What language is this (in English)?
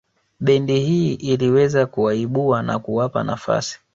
Swahili